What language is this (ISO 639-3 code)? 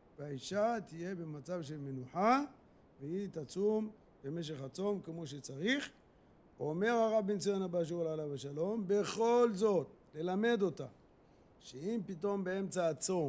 heb